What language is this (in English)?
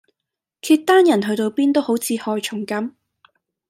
Cantonese